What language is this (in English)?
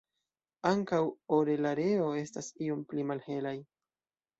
Esperanto